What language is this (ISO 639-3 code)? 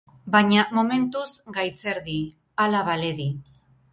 eus